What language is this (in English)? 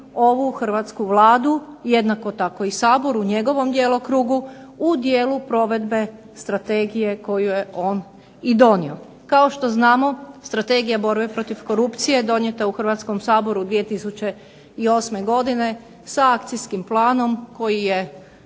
Croatian